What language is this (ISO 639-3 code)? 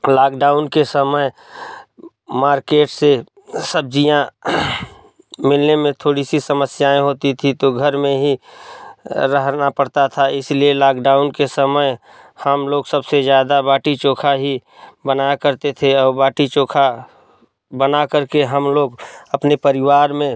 hin